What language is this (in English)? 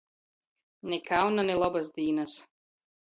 Latgalian